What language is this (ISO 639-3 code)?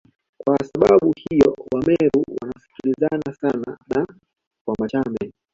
swa